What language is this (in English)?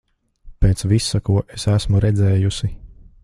Latvian